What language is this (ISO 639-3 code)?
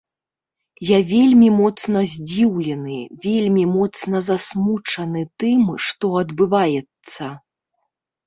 bel